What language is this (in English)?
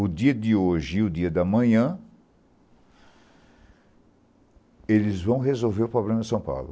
Portuguese